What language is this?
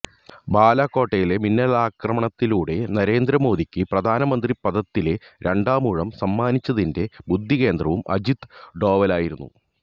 Malayalam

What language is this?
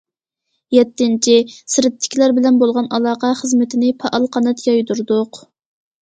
Uyghur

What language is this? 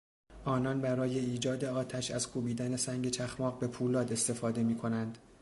Persian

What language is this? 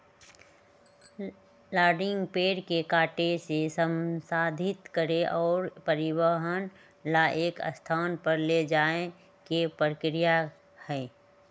Magahi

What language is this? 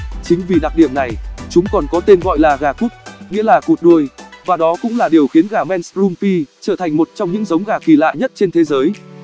Vietnamese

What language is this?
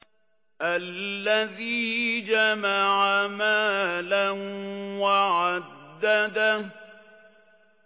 Arabic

